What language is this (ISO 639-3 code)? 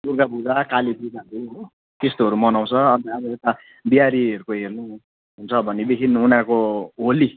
nep